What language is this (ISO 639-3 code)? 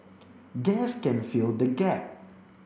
eng